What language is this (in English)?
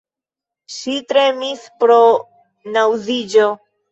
Esperanto